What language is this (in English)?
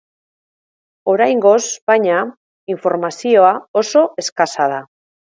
Basque